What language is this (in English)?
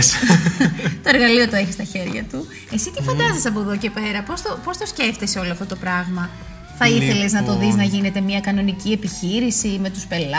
Greek